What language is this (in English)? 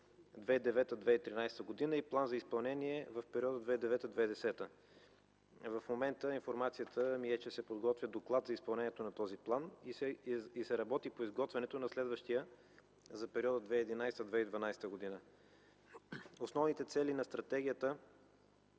Bulgarian